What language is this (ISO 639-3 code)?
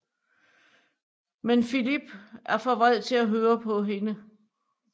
dan